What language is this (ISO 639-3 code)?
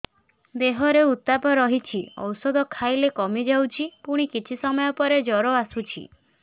ori